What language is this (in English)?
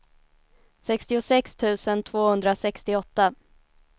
Swedish